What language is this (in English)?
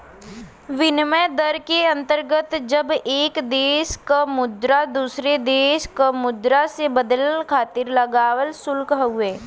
Bhojpuri